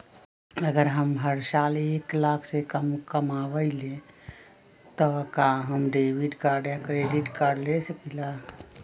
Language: Magahi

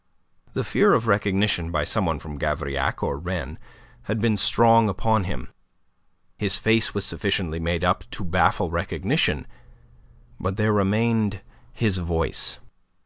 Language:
English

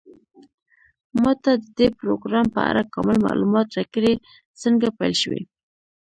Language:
Pashto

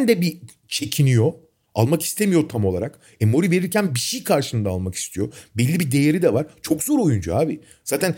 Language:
Turkish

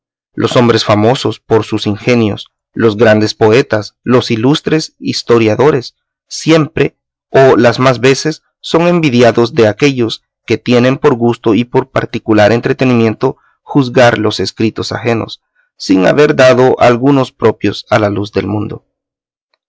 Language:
Spanish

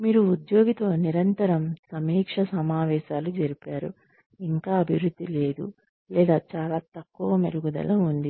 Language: Telugu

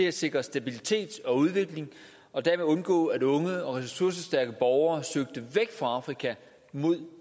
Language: Danish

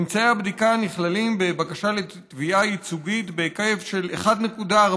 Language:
Hebrew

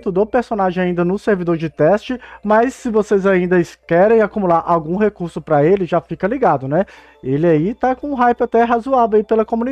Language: Portuguese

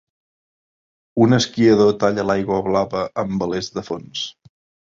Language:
Catalan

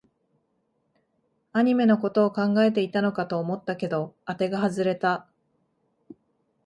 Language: Japanese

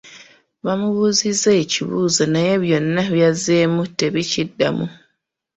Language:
Ganda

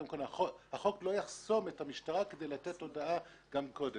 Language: Hebrew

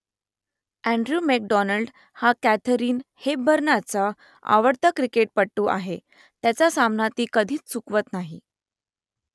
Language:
Marathi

